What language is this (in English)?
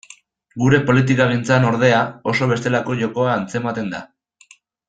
Basque